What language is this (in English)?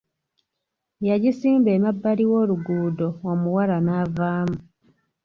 Ganda